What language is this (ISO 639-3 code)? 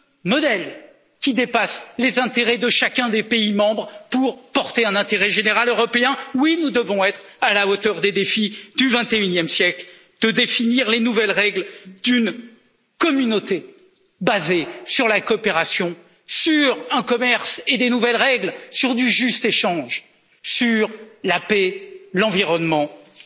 fra